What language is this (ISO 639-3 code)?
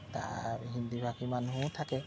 asm